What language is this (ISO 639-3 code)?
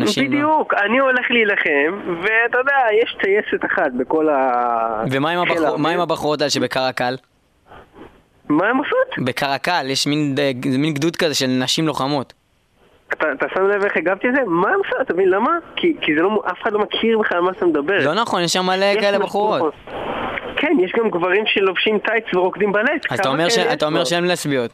heb